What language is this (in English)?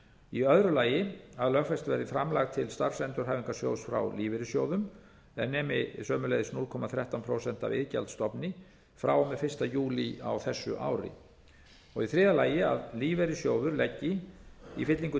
Icelandic